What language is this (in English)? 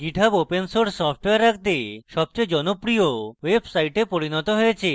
Bangla